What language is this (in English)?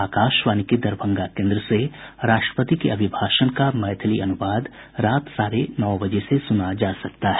Hindi